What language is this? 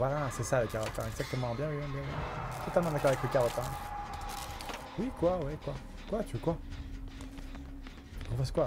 French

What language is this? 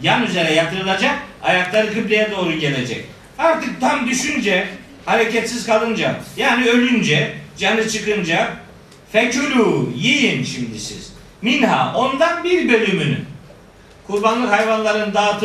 Turkish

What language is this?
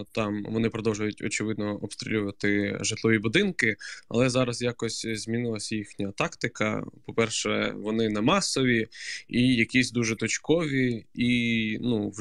Ukrainian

